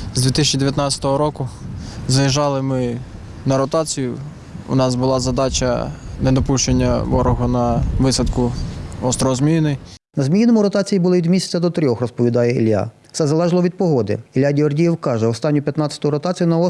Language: Ukrainian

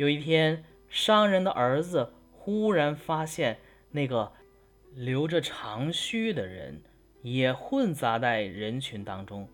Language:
Chinese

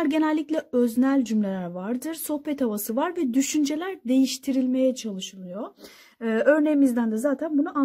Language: Turkish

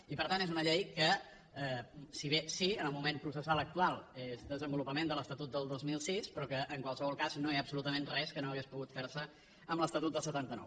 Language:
Catalan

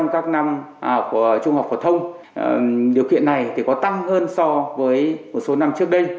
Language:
Vietnamese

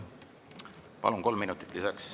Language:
Estonian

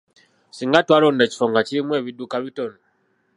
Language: Ganda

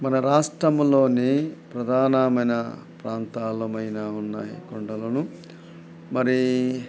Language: Telugu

